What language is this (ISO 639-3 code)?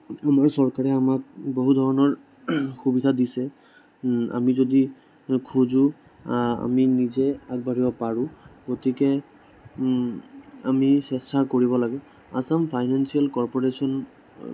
asm